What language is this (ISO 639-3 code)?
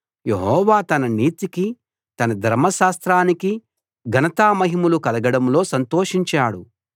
tel